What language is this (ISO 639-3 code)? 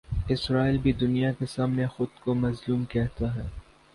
urd